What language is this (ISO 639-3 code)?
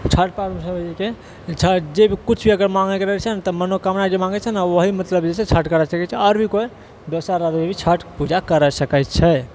mai